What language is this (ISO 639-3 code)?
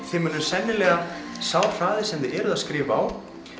isl